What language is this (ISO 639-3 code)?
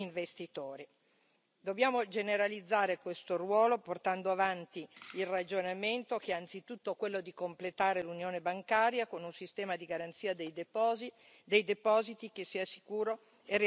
ita